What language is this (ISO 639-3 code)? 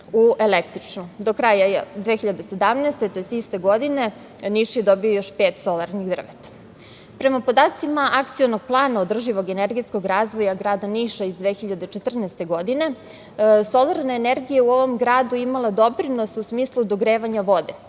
srp